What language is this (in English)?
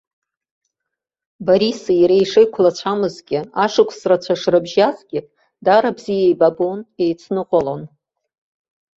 Abkhazian